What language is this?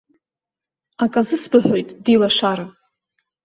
Abkhazian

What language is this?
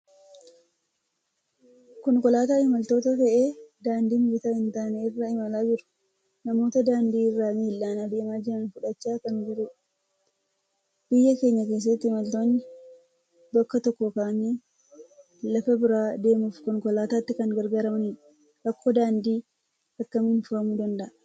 Oromo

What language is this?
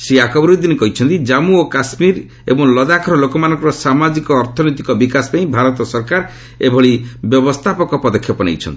Odia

